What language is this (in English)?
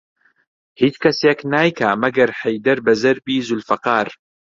Central Kurdish